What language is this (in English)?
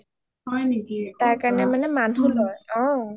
Assamese